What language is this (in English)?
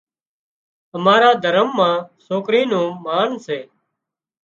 Wadiyara Koli